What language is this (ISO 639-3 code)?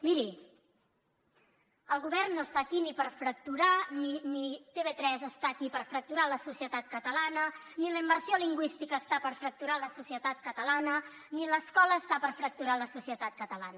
cat